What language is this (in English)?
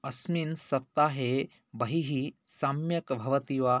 Sanskrit